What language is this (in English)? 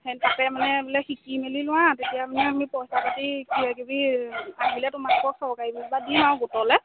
Assamese